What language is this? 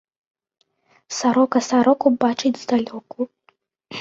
Belarusian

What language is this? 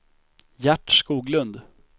Swedish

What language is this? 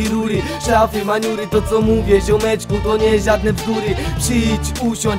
Polish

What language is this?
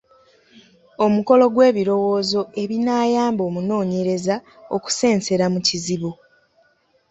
Ganda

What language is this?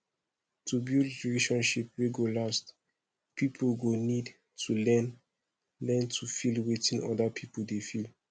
Nigerian Pidgin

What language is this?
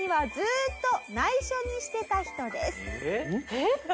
Japanese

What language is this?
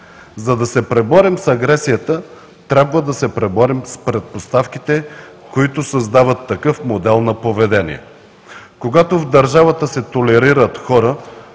Bulgarian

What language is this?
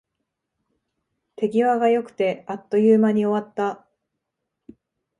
Japanese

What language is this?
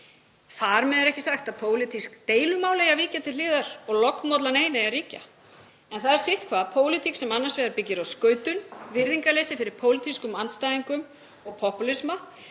Icelandic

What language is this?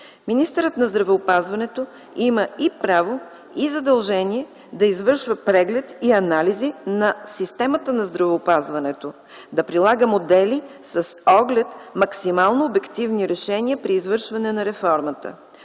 Bulgarian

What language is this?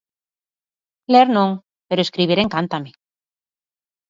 Galician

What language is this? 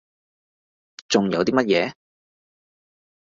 Cantonese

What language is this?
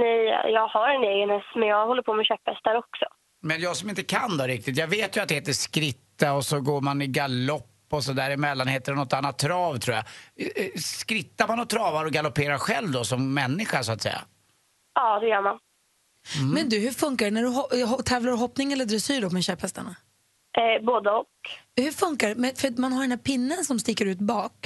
Swedish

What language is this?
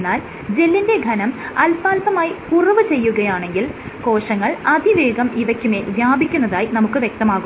Malayalam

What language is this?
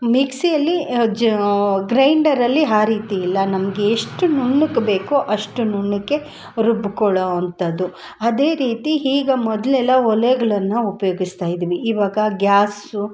Kannada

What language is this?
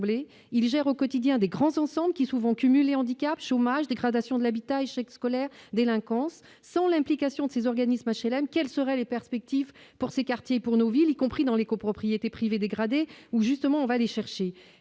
French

